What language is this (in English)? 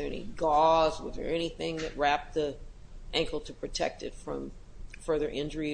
English